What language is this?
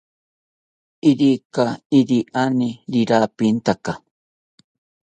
South Ucayali Ashéninka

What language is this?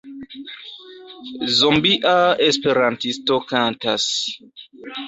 Esperanto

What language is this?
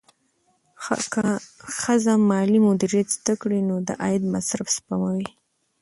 Pashto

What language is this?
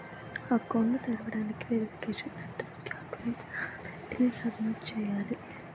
Telugu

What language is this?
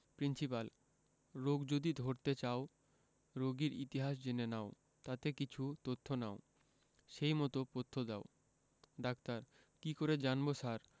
Bangla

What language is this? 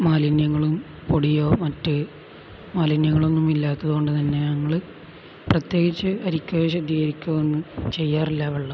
Malayalam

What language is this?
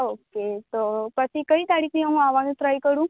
Gujarati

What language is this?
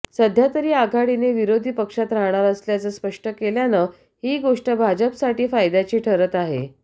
Marathi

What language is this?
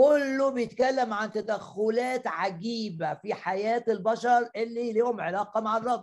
Arabic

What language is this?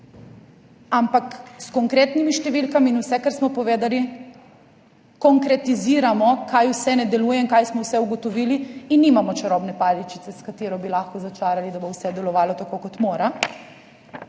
Slovenian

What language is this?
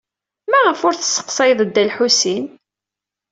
Kabyle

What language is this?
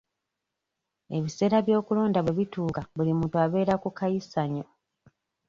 Ganda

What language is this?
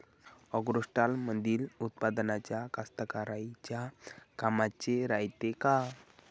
Marathi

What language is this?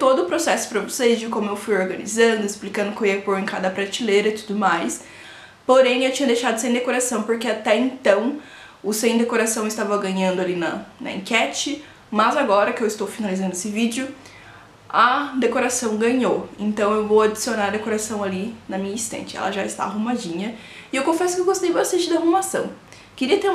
Portuguese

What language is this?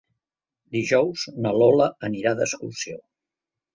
Catalan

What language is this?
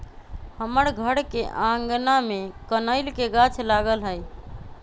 Magahi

